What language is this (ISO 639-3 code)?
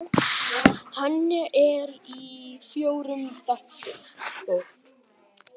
isl